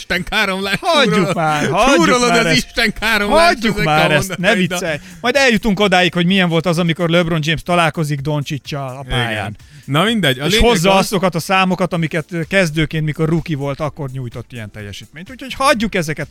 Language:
Hungarian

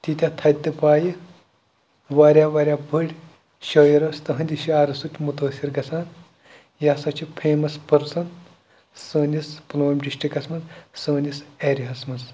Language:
Kashmiri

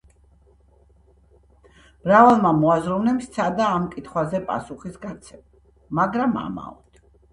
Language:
Georgian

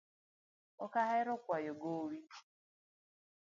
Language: Luo (Kenya and Tanzania)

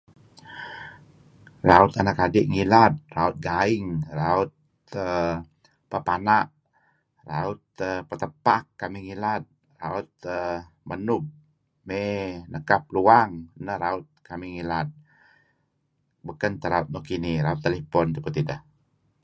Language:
Kelabit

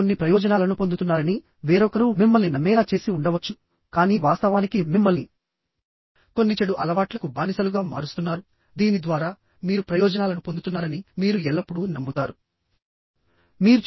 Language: Telugu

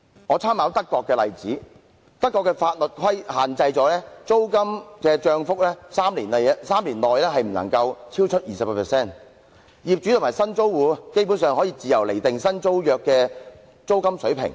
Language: Cantonese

